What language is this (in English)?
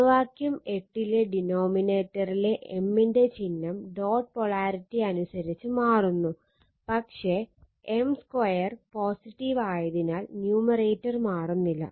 Malayalam